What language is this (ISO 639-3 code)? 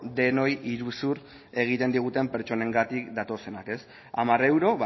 eus